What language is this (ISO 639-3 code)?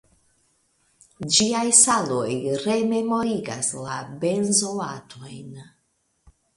epo